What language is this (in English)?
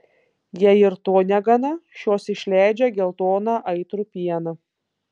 Lithuanian